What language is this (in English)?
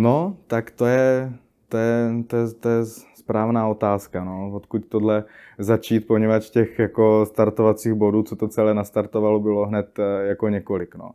Czech